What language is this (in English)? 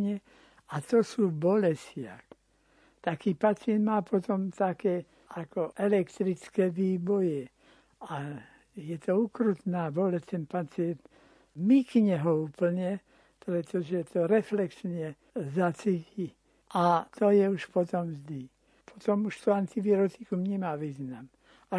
Slovak